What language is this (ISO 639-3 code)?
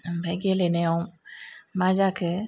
brx